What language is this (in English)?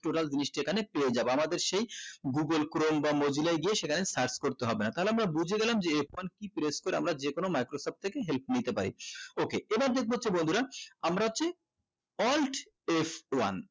Bangla